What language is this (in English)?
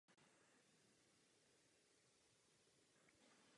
Czech